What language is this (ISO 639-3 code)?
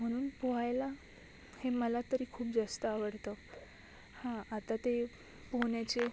mar